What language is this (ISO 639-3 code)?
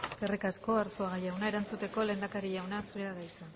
eus